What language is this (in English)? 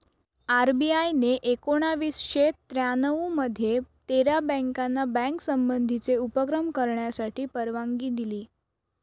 Marathi